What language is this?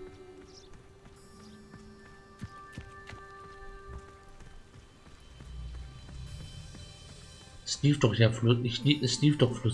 German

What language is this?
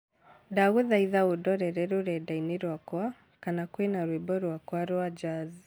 Kikuyu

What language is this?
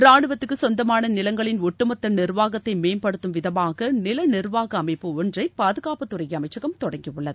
Tamil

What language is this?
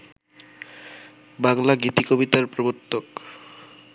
Bangla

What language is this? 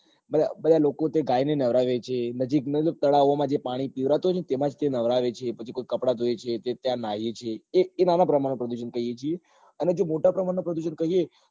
Gujarati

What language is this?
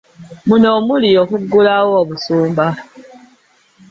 Ganda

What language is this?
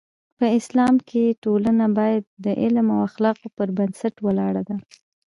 Pashto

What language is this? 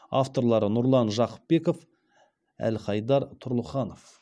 Kazakh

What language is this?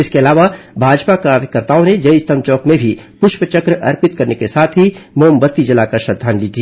Hindi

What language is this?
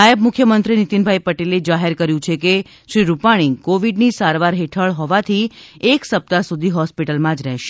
Gujarati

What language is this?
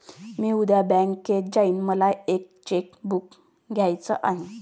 Marathi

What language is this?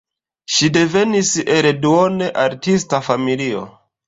Esperanto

